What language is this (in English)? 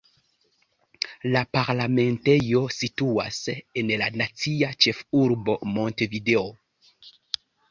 Esperanto